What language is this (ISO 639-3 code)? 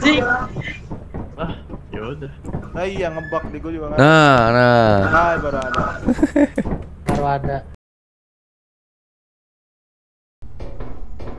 ind